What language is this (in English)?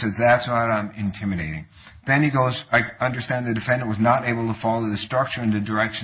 English